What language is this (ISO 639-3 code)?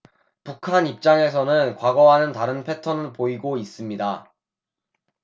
kor